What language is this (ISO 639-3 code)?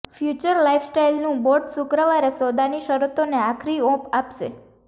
guj